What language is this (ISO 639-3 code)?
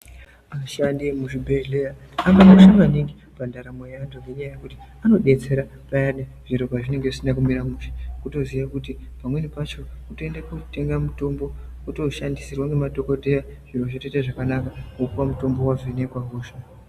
ndc